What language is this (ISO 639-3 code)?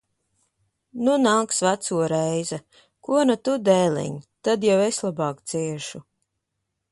lav